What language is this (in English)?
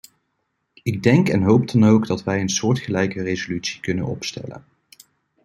Dutch